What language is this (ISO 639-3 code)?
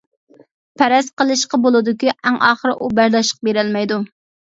uig